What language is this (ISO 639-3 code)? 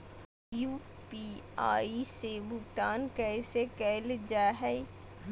mag